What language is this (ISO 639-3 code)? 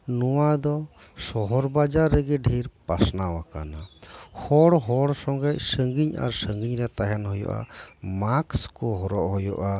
sat